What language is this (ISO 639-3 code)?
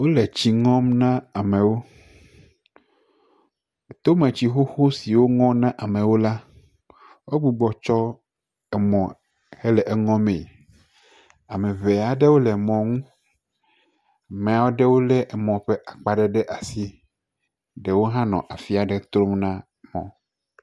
ewe